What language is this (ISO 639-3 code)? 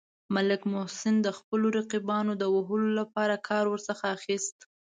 pus